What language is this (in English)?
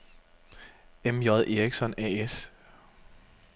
Danish